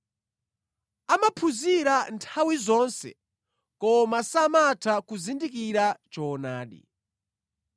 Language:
Nyanja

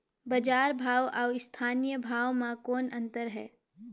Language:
Chhattisgarhi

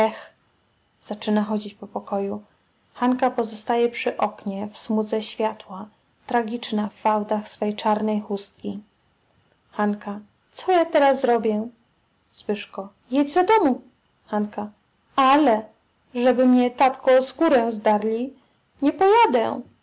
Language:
Polish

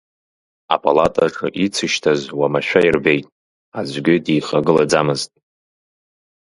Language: Abkhazian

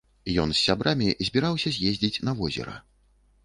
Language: Belarusian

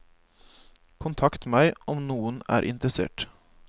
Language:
Norwegian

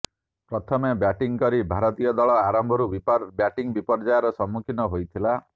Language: Odia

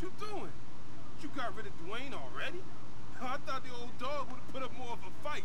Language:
Polish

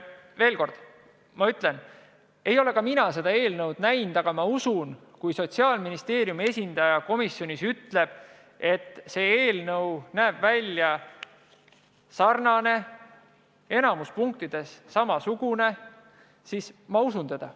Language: Estonian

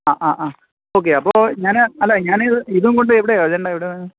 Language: Malayalam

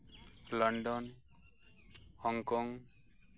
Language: Santali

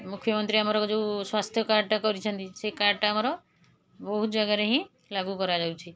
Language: Odia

